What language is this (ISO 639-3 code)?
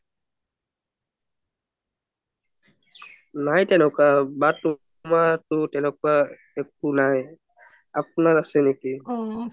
asm